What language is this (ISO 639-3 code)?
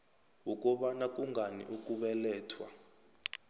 nbl